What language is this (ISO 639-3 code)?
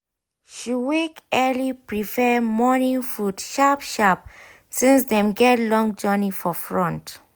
pcm